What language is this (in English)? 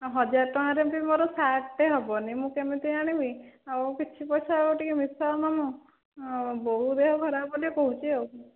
Odia